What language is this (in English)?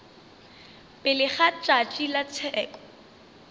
Northern Sotho